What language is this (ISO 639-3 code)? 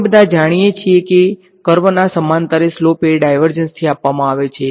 guj